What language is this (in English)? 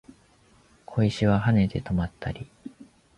Japanese